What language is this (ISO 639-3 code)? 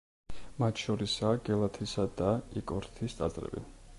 kat